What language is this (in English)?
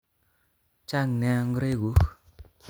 Kalenjin